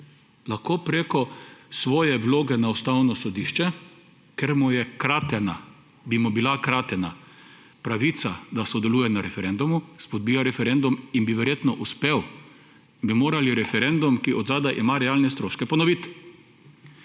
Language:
Slovenian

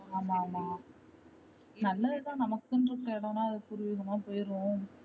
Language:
Tamil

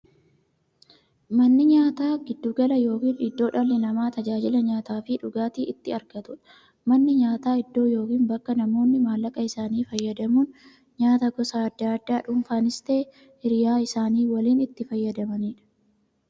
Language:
Oromo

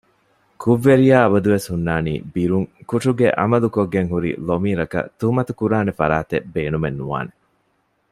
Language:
Divehi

